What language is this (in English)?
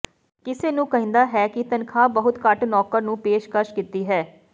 Punjabi